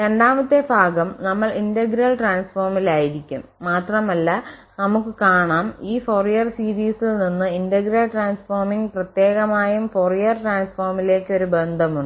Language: Malayalam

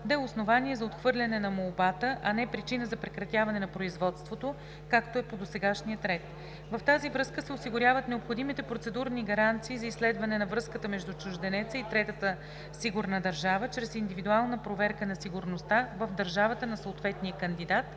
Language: Bulgarian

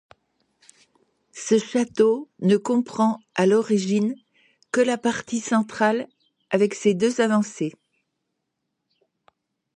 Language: French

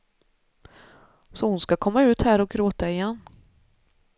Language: Swedish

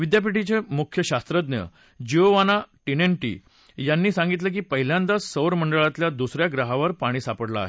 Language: Marathi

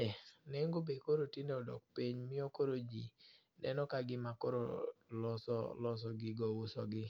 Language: Luo (Kenya and Tanzania)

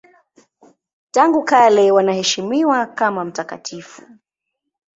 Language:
Swahili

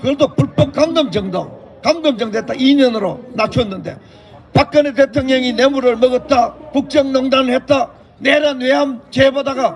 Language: Korean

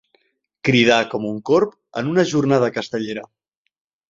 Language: Catalan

